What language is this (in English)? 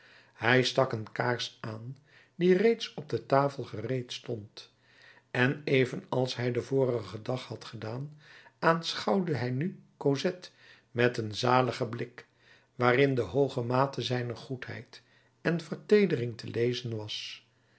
Dutch